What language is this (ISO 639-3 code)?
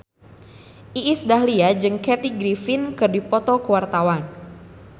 sun